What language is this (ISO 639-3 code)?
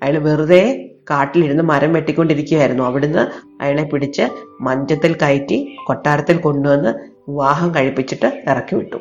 mal